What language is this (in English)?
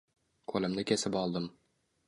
Uzbek